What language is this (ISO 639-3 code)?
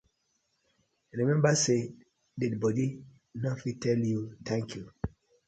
pcm